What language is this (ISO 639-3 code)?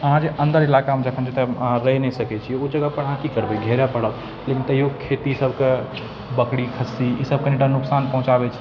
mai